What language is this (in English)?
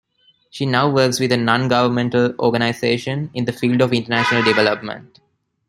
English